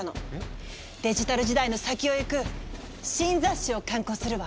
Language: Japanese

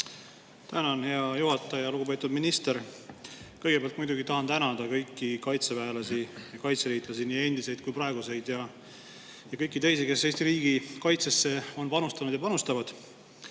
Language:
Estonian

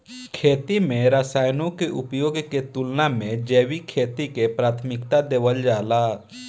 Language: Bhojpuri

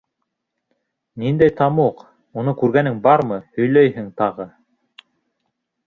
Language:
Bashkir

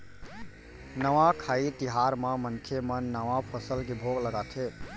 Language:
Chhattisgarhi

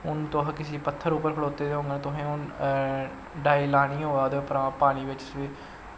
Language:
Dogri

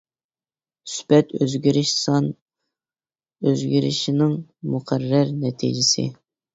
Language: Uyghur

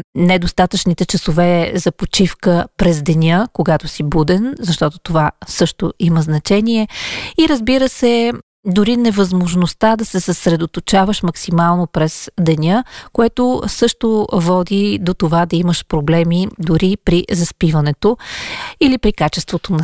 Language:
Bulgarian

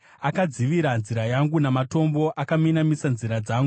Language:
Shona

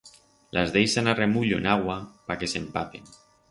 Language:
Aragonese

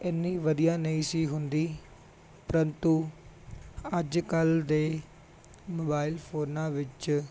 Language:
Punjabi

